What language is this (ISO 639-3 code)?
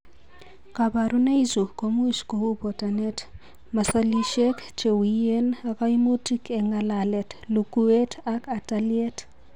kln